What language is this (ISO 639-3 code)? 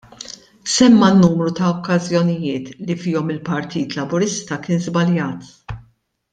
mlt